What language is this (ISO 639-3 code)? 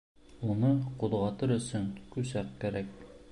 bak